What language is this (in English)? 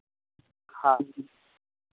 Maithili